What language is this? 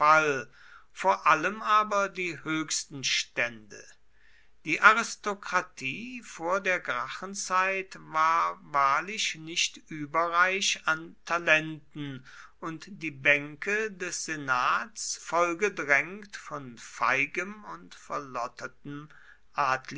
German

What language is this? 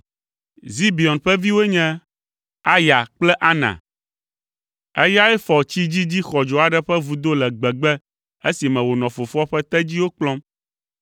Ewe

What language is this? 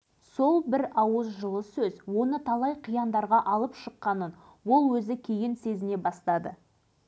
Kazakh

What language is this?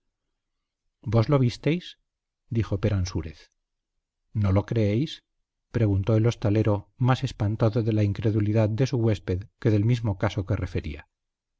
Spanish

